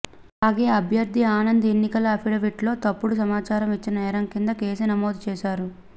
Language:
Telugu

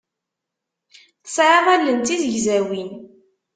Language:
Kabyle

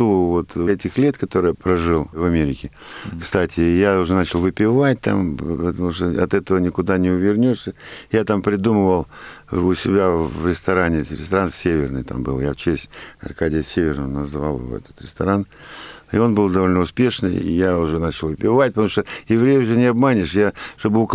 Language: Russian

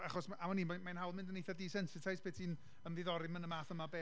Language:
Welsh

